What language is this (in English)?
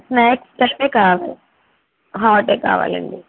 Telugu